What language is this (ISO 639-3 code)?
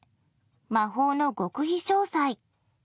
jpn